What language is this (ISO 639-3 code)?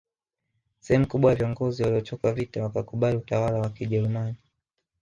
swa